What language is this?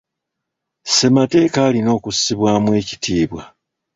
Ganda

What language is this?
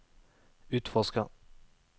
Norwegian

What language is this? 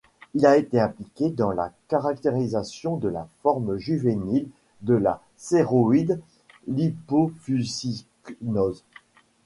French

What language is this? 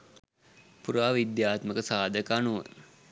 Sinhala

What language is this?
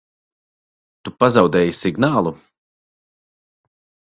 Latvian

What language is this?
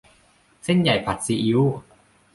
Thai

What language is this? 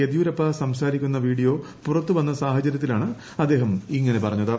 Malayalam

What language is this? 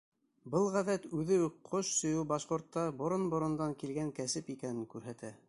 Bashkir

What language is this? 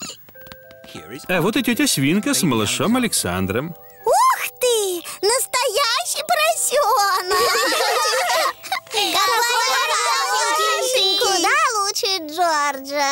Russian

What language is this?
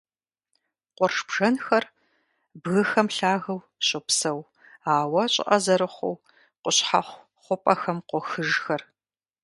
Kabardian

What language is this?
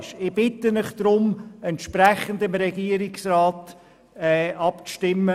Swiss German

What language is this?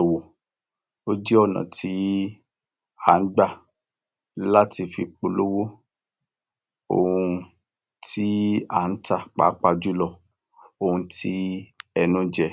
Yoruba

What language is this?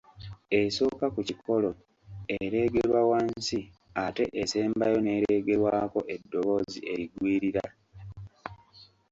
Ganda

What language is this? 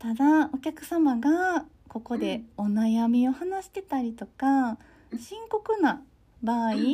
Japanese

